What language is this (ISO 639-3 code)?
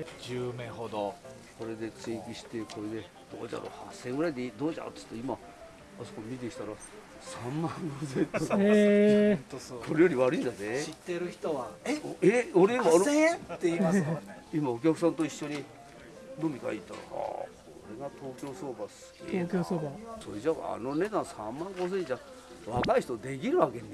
jpn